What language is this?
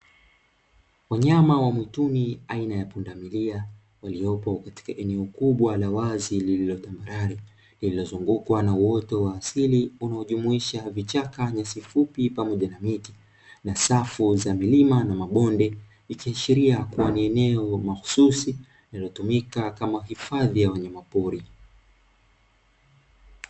Swahili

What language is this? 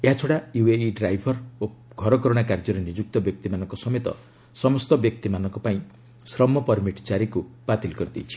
Odia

